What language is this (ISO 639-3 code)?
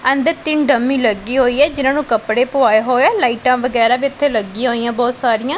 pan